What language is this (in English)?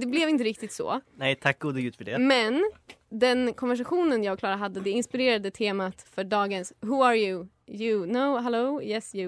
Swedish